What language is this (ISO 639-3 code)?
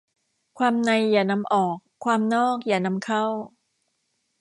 tha